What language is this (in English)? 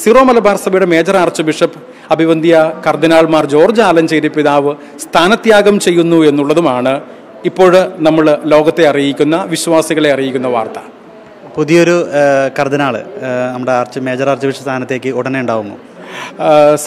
Arabic